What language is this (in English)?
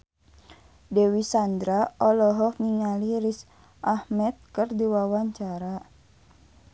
Sundanese